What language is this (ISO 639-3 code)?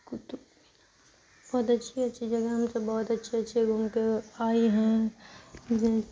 urd